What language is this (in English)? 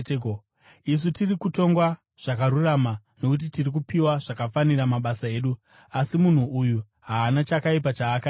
Shona